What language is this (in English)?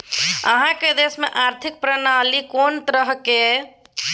Maithili